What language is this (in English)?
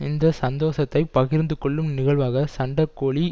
Tamil